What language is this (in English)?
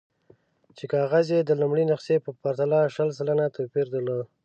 Pashto